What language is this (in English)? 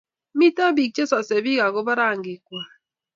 Kalenjin